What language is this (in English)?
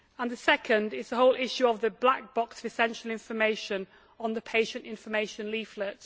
English